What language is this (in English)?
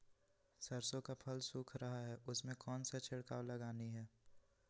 Magahi